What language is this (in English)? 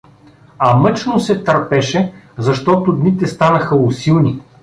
Bulgarian